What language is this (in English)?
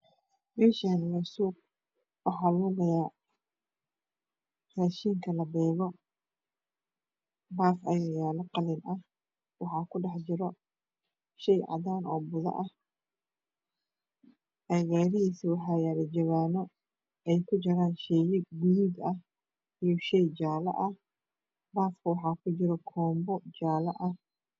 Somali